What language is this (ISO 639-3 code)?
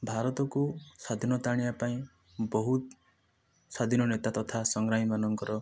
ori